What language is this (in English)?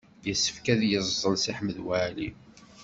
Kabyle